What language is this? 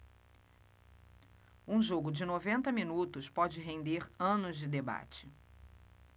Portuguese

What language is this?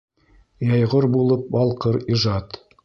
Bashkir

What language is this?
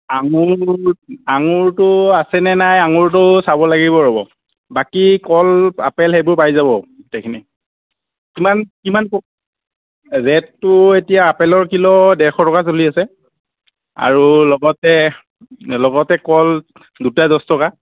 Assamese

